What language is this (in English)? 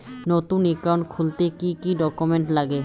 Bangla